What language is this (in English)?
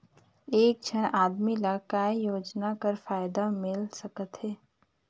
Chhattisgarhi